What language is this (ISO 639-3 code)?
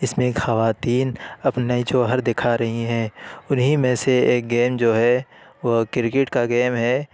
urd